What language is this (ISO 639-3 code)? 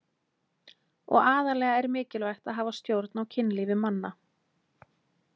isl